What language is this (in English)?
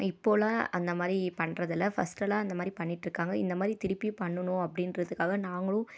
Tamil